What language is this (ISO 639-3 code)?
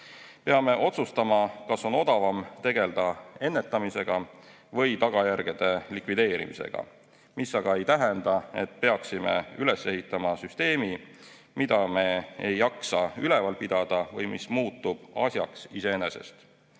est